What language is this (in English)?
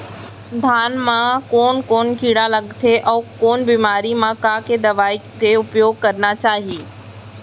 Chhattisgarhi